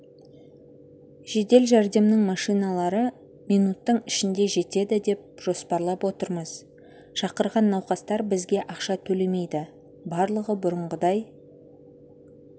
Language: Kazakh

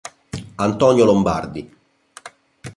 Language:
Italian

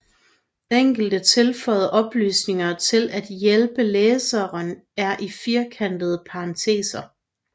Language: Danish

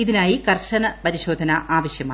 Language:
Malayalam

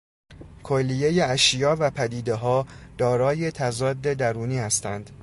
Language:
Persian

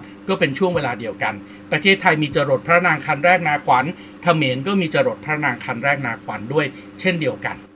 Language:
Thai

